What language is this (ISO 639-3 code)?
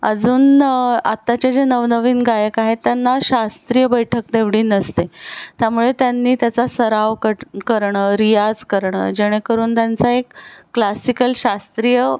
mar